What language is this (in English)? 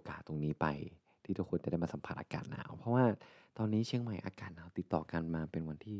Thai